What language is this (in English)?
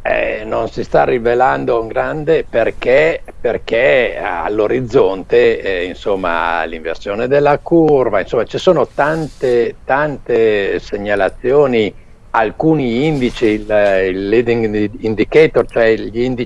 Italian